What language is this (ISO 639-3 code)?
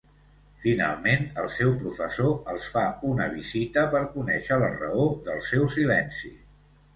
cat